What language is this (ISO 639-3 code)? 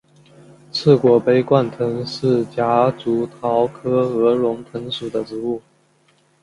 zho